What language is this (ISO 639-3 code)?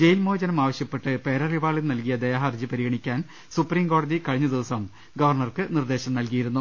mal